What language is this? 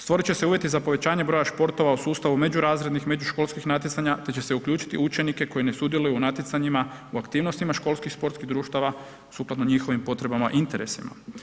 Croatian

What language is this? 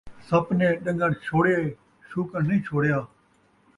Saraiki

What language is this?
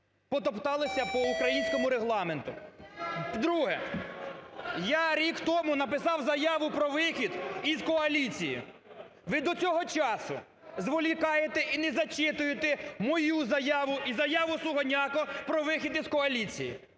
Ukrainian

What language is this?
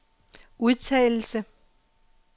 Danish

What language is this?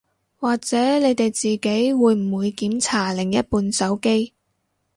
Cantonese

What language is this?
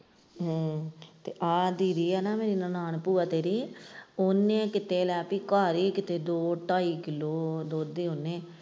Punjabi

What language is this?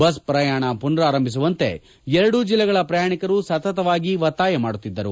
Kannada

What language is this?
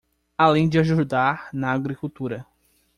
Portuguese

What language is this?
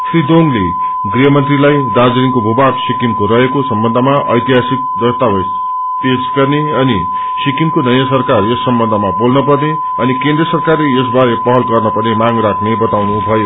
Nepali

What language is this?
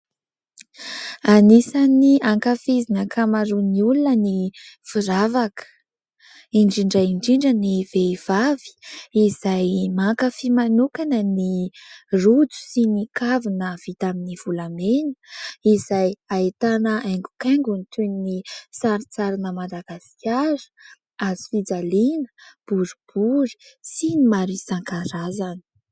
Malagasy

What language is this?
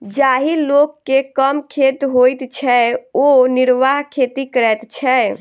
Maithili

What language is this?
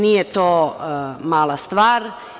Serbian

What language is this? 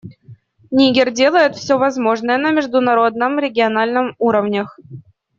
Russian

